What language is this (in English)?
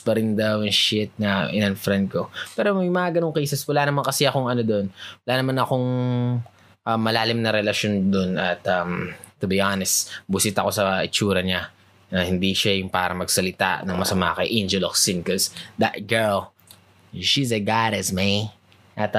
Filipino